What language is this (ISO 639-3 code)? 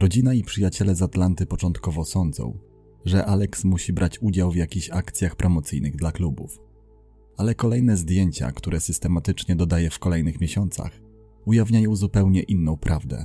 pol